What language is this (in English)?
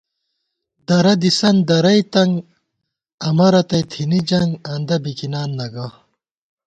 Gawar-Bati